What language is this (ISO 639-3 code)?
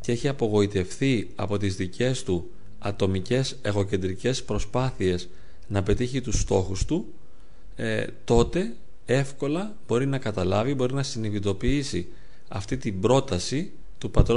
ell